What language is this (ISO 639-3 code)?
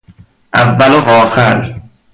fas